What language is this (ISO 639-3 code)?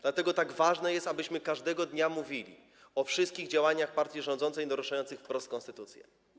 pol